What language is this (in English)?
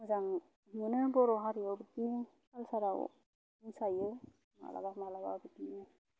Bodo